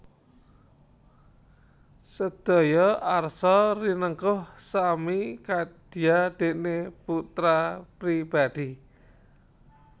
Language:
Javanese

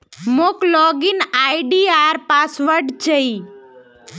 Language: Magahi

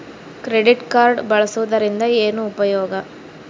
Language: Kannada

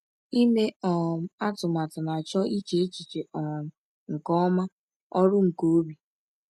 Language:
Igbo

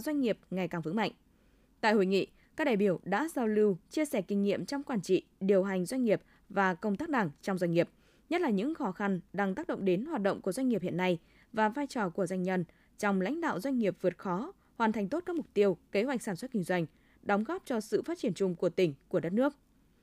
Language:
Vietnamese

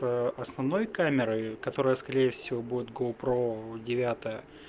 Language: Russian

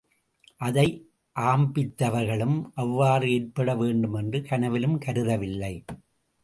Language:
Tamil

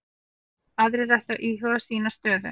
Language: Icelandic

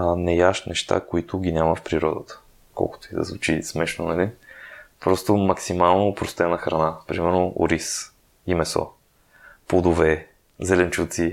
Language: Bulgarian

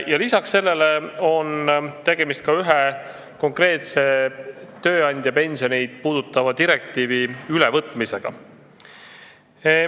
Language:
Estonian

